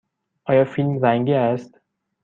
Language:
Persian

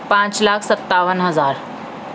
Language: Urdu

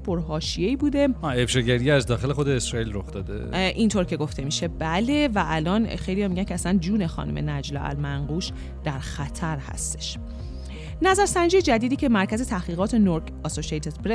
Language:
Persian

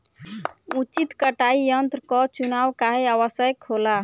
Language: Bhojpuri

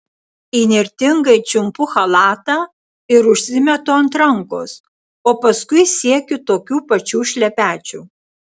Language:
Lithuanian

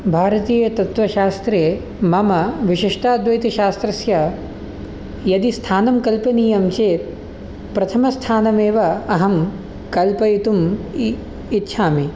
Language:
Sanskrit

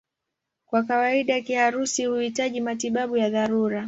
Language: Swahili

